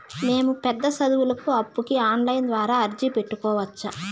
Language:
Telugu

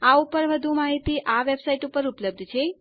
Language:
Gujarati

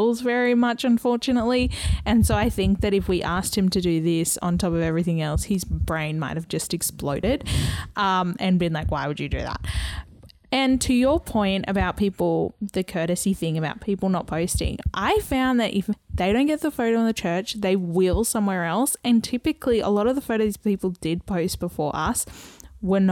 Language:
English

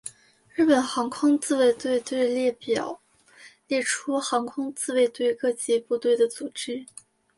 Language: Chinese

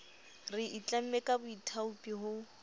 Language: Southern Sotho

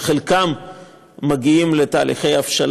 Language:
Hebrew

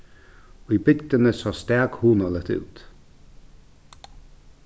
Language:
Faroese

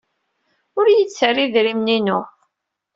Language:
Kabyle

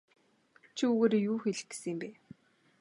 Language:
Mongolian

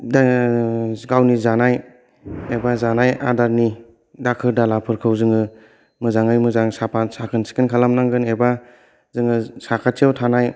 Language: Bodo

